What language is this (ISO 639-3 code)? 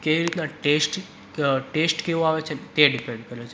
guj